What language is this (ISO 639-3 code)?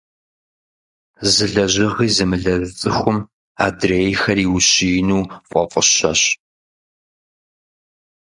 kbd